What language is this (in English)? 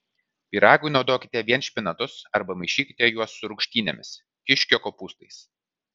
Lithuanian